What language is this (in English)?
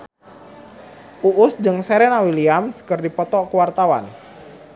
Sundanese